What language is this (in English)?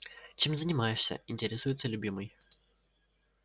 Russian